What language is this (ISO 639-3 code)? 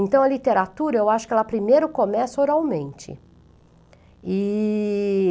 por